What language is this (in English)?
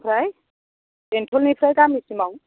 Bodo